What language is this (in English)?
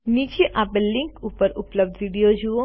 Gujarati